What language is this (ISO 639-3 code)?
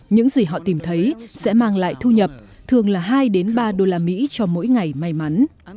vie